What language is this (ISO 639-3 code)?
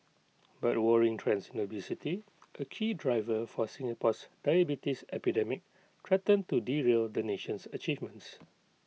eng